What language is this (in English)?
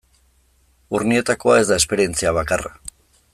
Basque